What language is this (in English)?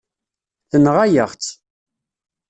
Kabyle